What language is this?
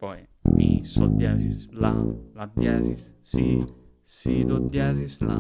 Italian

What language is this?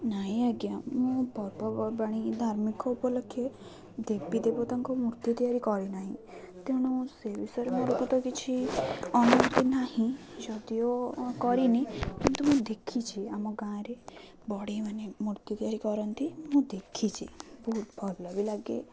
Odia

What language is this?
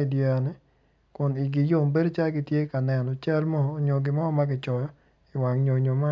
Acoli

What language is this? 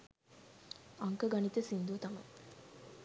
Sinhala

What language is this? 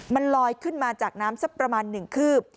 Thai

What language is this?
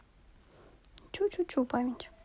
Russian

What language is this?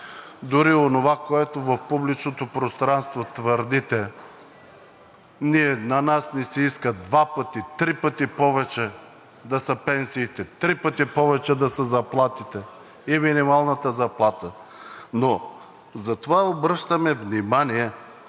Bulgarian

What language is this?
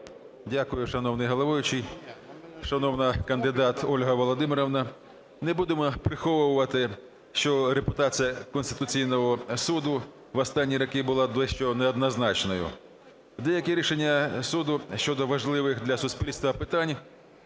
Ukrainian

